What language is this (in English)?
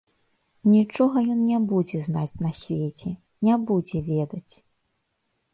Belarusian